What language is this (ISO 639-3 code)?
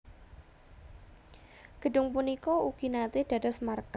jav